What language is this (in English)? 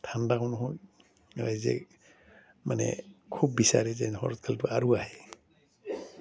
Assamese